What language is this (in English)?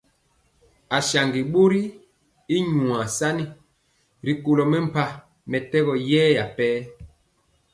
Mpiemo